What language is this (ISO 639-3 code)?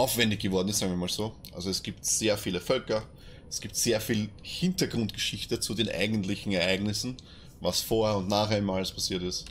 deu